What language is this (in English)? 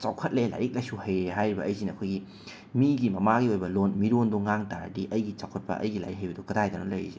Manipuri